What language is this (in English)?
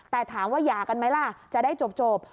Thai